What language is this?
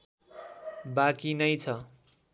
Nepali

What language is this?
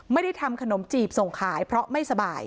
Thai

